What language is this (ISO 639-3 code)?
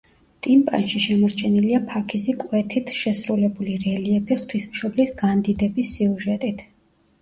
kat